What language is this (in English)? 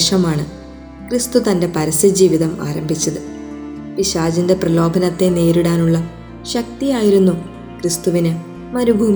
Malayalam